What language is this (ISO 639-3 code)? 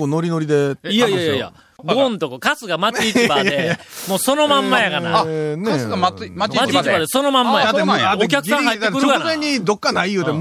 jpn